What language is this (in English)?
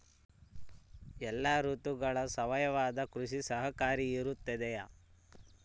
Kannada